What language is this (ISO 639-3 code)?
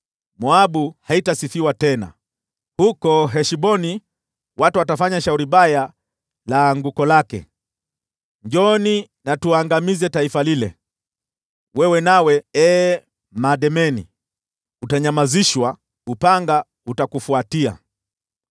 swa